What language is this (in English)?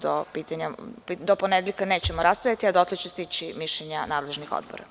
Serbian